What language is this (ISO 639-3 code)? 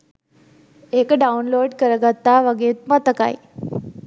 sin